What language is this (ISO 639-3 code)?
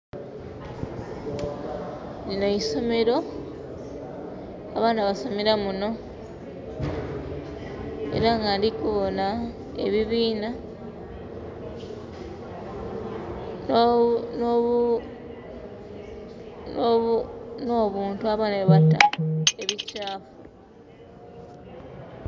xog